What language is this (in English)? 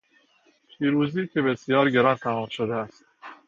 Persian